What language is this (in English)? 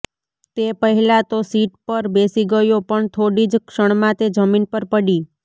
Gujarati